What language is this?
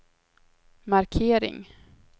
Swedish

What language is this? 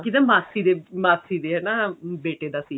Punjabi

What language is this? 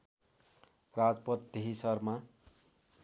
Nepali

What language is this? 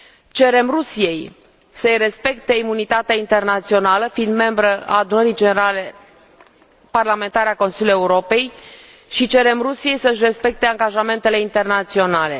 Romanian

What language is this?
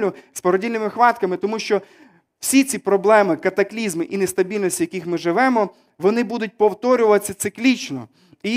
Ukrainian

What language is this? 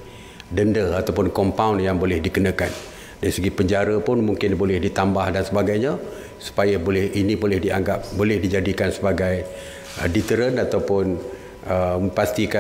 Malay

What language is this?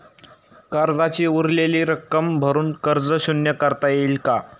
Marathi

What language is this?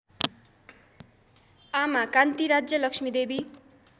Nepali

